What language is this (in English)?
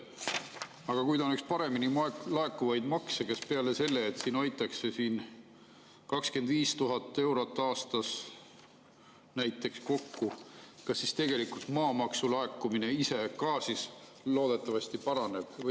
Estonian